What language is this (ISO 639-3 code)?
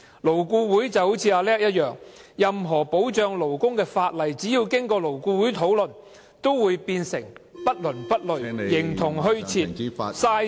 yue